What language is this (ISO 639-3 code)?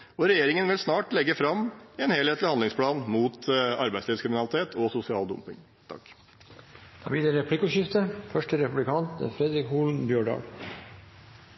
nor